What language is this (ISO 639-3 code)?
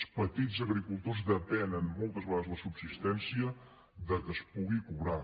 cat